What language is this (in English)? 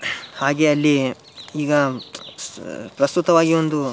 Kannada